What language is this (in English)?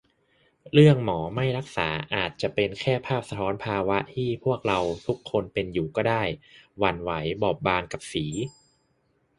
Thai